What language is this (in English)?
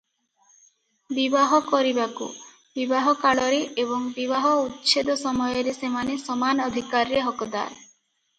Odia